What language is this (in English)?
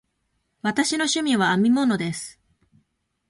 Japanese